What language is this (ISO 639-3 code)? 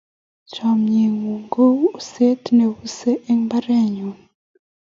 kln